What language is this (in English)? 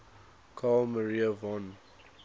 English